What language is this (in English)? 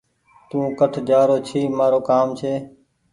Goaria